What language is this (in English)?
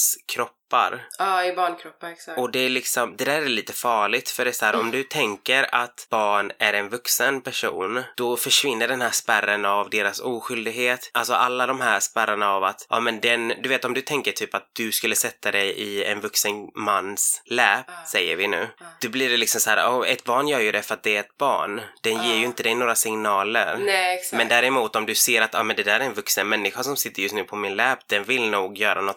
Swedish